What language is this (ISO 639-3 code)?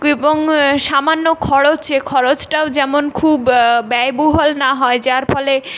ben